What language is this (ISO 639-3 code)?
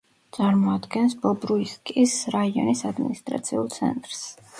kat